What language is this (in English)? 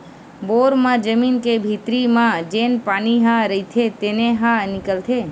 Chhattisgarhi